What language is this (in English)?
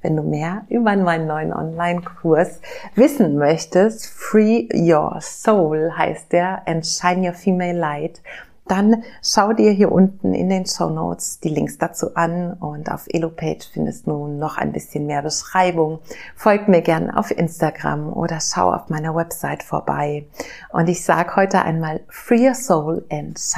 German